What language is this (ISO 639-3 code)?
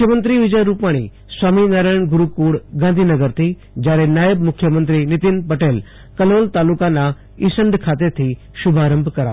guj